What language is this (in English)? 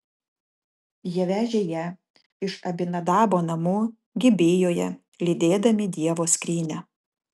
Lithuanian